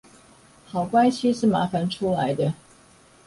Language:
Chinese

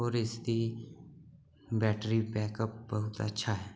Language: Dogri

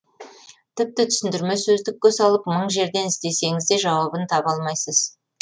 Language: Kazakh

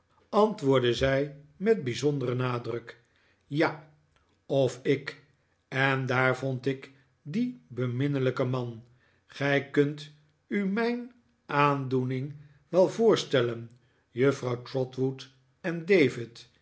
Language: Dutch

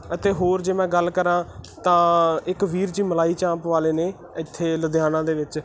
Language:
Punjabi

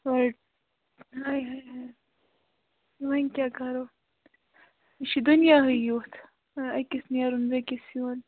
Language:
Kashmiri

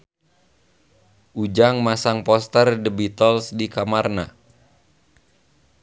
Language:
Sundanese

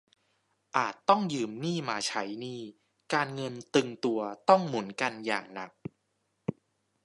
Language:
Thai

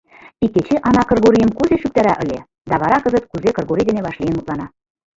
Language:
Mari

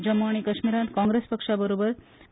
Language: Konkani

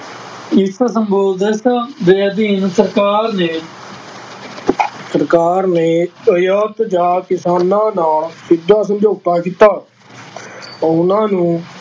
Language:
Punjabi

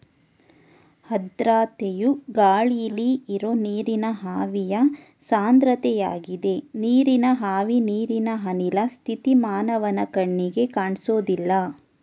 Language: Kannada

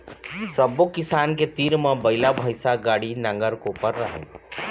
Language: Chhattisgarhi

